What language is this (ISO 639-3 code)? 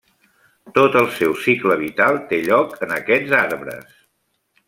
cat